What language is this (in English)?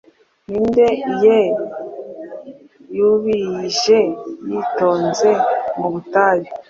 Kinyarwanda